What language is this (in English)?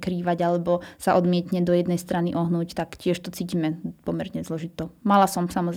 Slovak